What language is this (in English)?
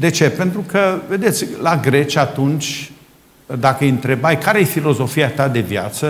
Romanian